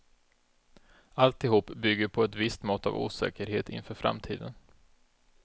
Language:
Swedish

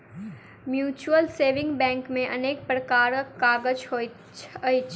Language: Maithili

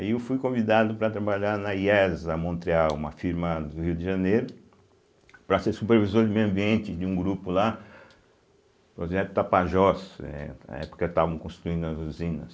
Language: Portuguese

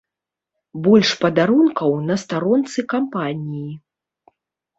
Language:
Belarusian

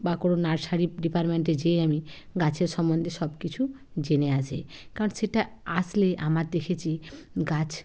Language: Bangla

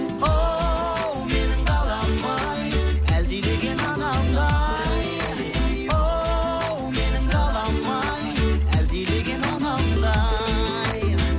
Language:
Kazakh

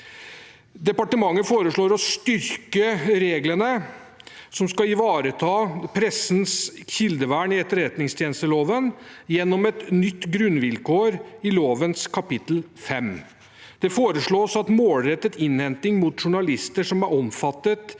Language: Norwegian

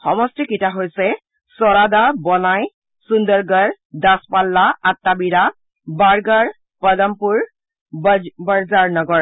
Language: Assamese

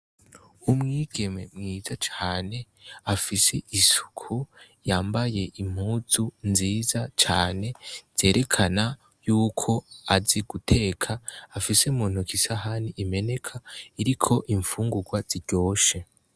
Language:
Rundi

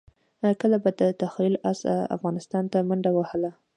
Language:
Pashto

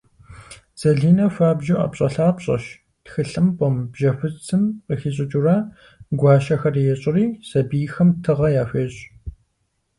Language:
Kabardian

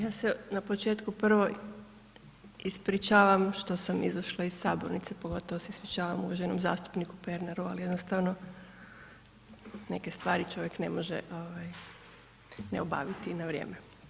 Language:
Croatian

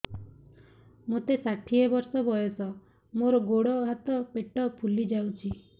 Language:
Odia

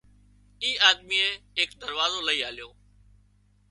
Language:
Wadiyara Koli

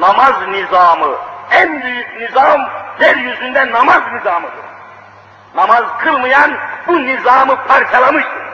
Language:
Turkish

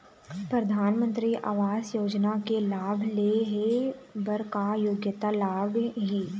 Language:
Chhattisgarhi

